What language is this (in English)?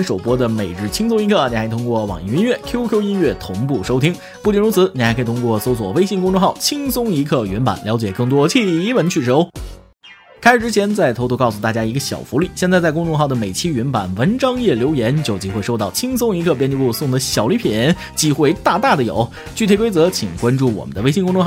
Chinese